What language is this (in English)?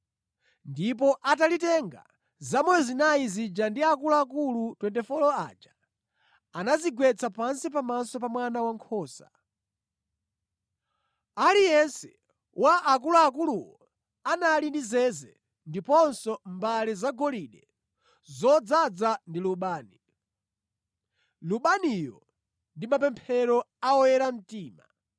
Nyanja